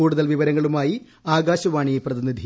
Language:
Malayalam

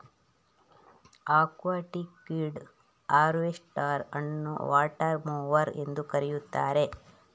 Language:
Kannada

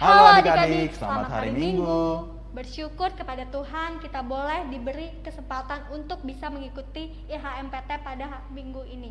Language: Indonesian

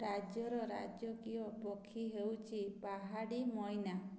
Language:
Odia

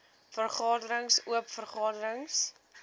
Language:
Afrikaans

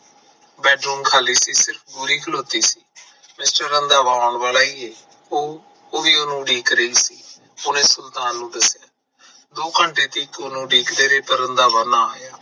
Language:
Punjabi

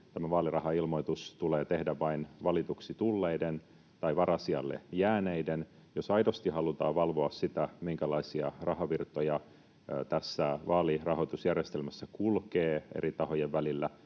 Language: Finnish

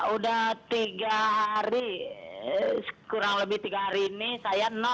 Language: Indonesian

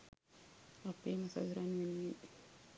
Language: Sinhala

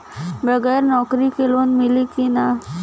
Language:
Bhojpuri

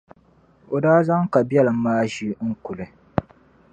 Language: Dagbani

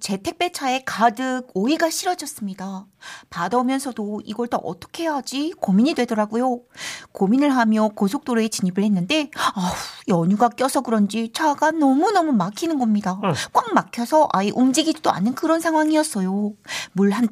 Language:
Korean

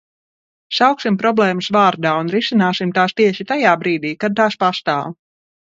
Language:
Latvian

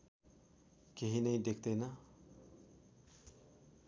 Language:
Nepali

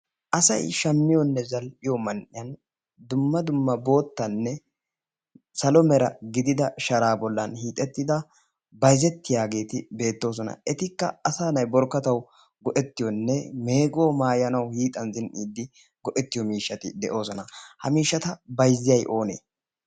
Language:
Wolaytta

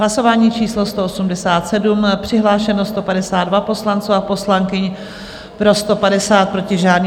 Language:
Czech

